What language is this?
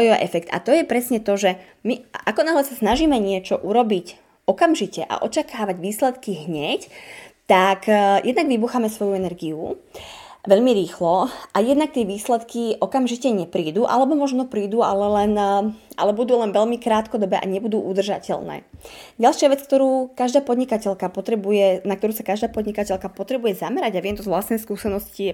Slovak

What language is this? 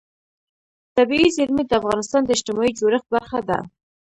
Pashto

